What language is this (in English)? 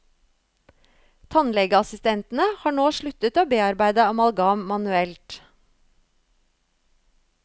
Norwegian